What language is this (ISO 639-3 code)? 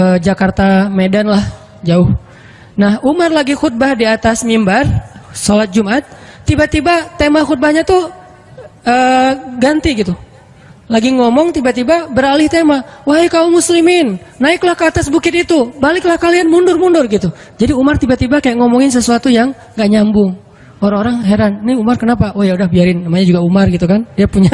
ind